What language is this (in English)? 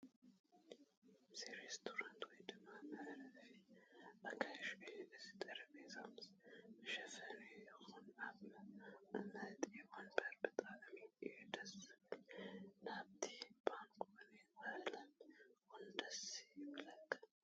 Tigrinya